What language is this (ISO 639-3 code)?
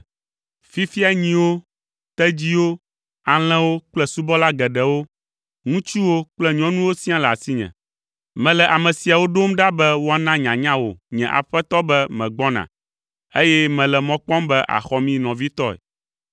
ewe